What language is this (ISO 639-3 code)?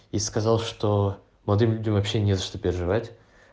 rus